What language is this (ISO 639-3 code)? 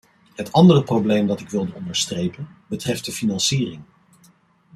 nld